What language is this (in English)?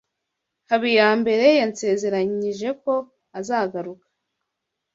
Kinyarwanda